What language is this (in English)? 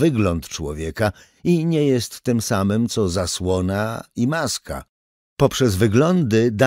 Polish